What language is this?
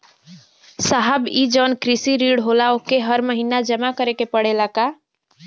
Bhojpuri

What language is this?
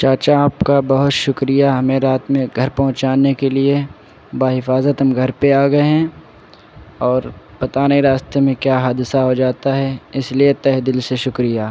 Urdu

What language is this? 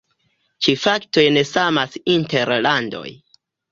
Esperanto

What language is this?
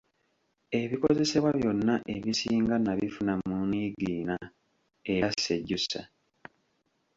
Ganda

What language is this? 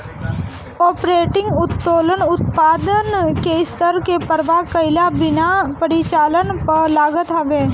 Bhojpuri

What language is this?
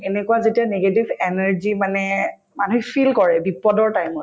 Assamese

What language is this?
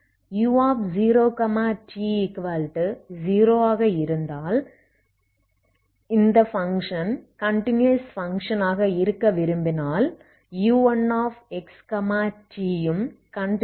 Tamil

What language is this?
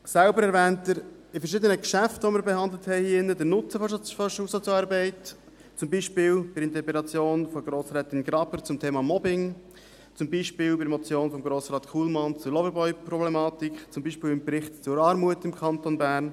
Swiss German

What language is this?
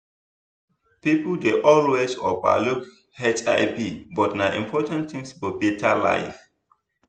Nigerian Pidgin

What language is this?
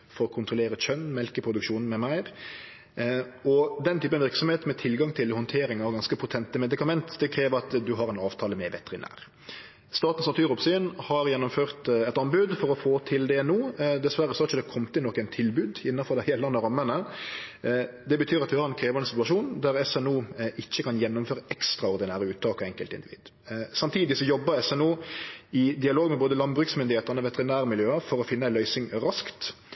Norwegian Nynorsk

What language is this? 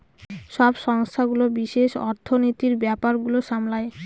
Bangla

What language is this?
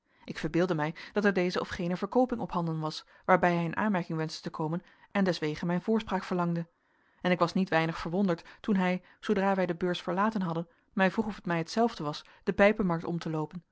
Dutch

